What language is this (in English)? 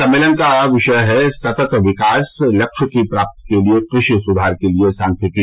Hindi